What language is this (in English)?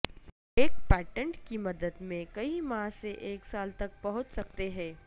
Urdu